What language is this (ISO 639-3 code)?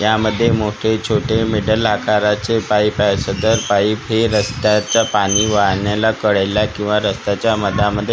mar